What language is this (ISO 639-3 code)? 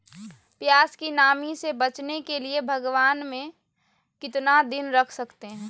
mag